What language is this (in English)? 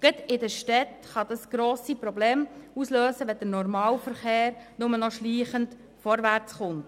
Swiss German